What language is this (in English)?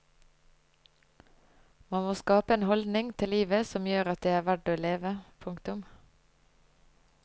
Norwegian